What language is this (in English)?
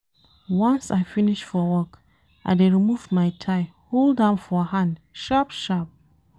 Nigerian Pidgin